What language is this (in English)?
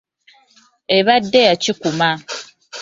Ganda